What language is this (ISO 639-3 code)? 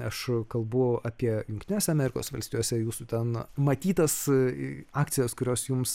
lit